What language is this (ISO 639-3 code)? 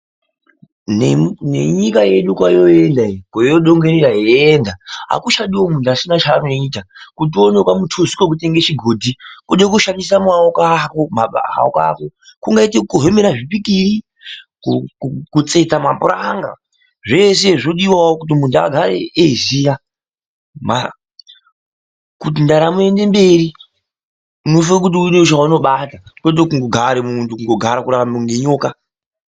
ndc